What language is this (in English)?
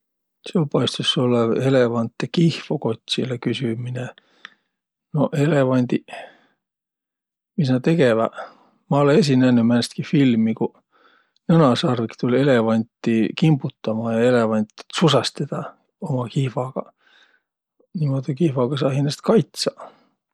Võro